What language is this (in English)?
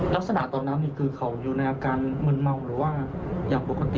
Thai